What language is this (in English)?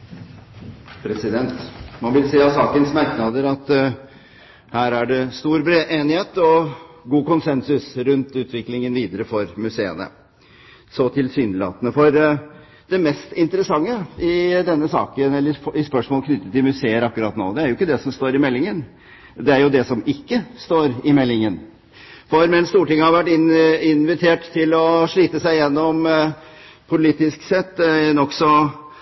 Norwegian Bokmål